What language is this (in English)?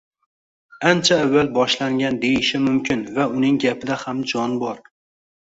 Uzbek